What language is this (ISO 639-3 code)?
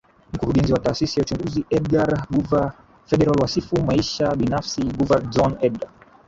swa